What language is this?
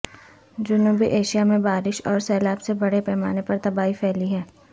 Urdu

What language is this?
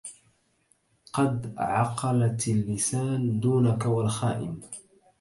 Arabic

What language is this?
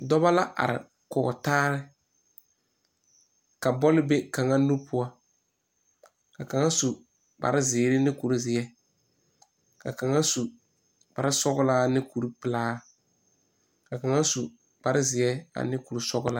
Southern Dagaare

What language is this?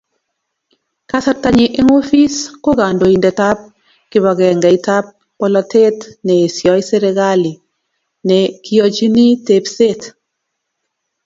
Kalenjin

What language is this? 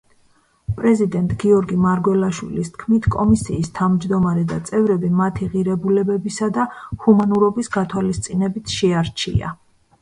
Georgian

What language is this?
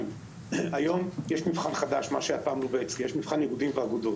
Hebrew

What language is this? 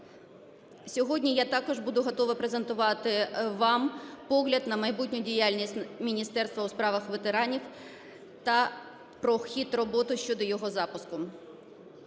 Ukrainian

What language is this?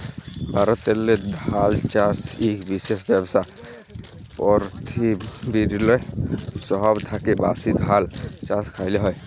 Bangla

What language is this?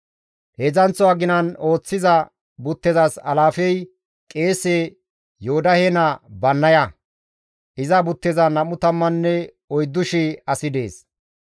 Gamo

